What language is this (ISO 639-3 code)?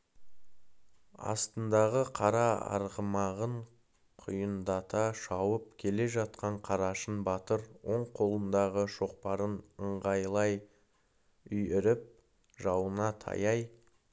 kaz